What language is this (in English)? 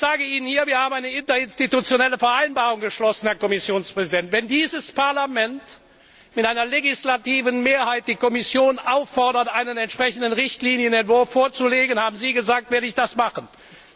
German